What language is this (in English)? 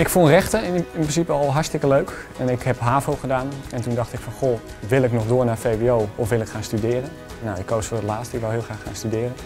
Dutch